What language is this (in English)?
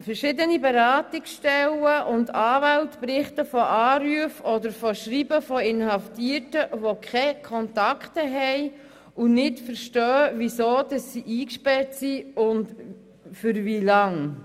Swiss German